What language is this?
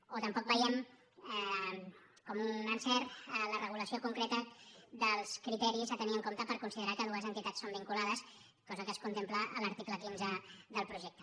Catalan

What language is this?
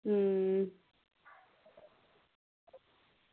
Dogri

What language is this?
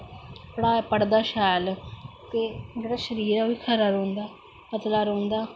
Dogri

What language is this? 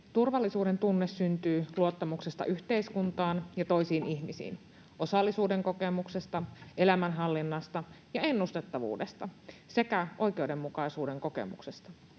Finnish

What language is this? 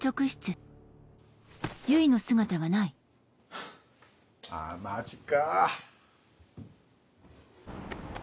Japanese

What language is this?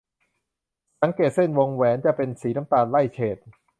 Thai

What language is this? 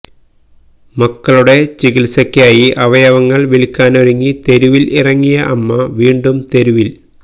Malayalam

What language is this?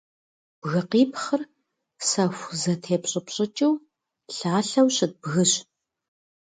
Kabardian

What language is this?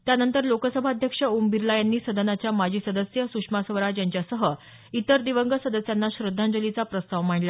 Marathi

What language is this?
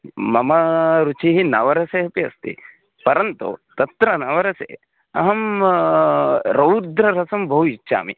Sanskrit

